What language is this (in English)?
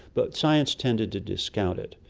English